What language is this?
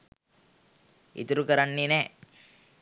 Sinhala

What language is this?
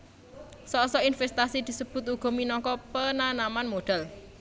Javanese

